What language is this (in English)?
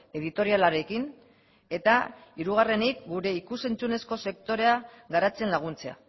Basque